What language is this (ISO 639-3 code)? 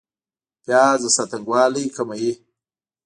pus